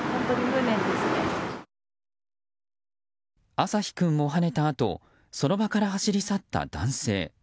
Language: Japanese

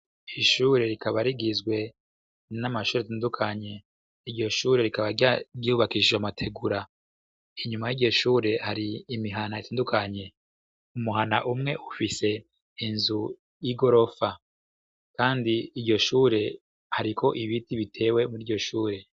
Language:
Rundi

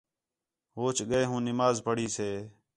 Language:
Khetrani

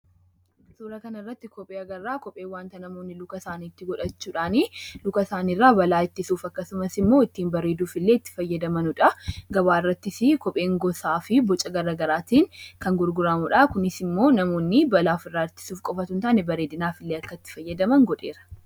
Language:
Oromo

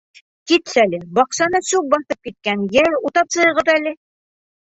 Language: Bashkir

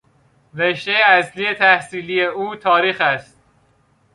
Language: Persian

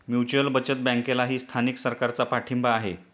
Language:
Marathi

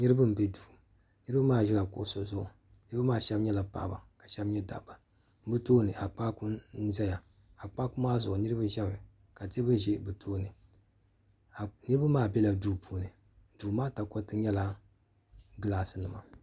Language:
Dagbani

